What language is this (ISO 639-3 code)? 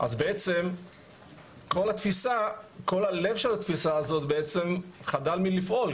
heb